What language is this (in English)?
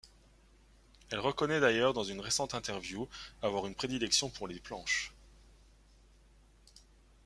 French